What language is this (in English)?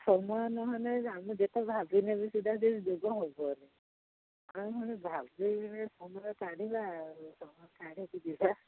Odia